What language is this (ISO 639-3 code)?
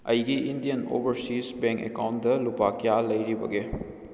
mni